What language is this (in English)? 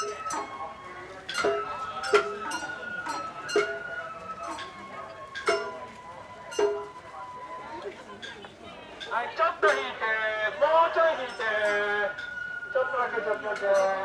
Japanese